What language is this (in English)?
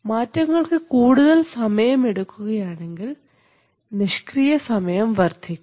Malayalam